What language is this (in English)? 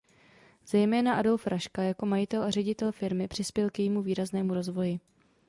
Czech